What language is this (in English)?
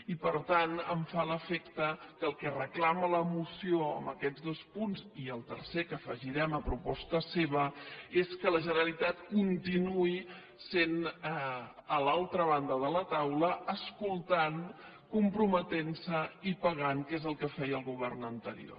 Catalan